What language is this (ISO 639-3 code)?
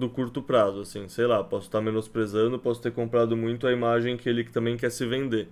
por